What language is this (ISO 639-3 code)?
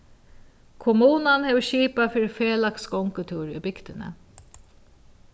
fao